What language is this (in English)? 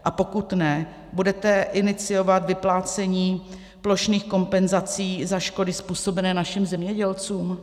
Czech